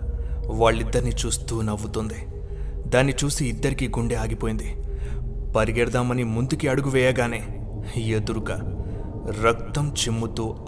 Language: Telugu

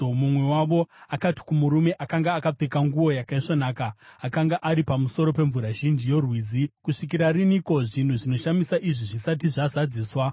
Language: Shona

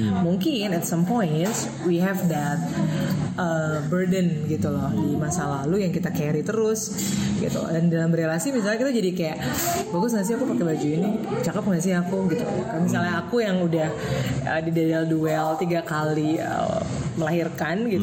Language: Indonesian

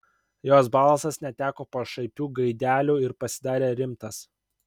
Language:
Lithuanian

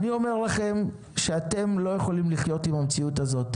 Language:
Hebrew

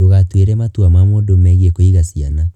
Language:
Kikuyu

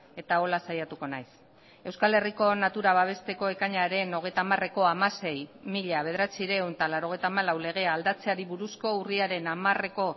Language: Basque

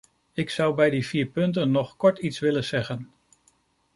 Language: Dutch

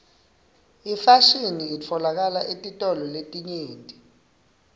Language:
Swati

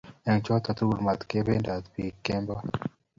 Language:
Kalenjin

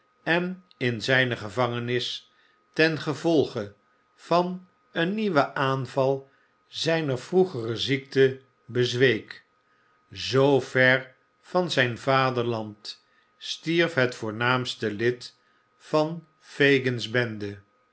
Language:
Dutch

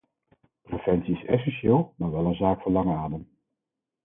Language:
Dutch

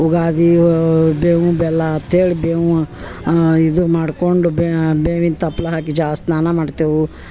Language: Kannada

